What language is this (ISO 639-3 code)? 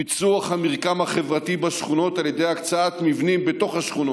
heb